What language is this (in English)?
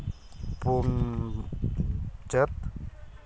Santali